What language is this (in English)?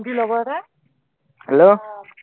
Assamese